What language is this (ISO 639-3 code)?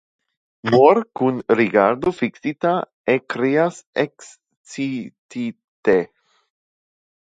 epo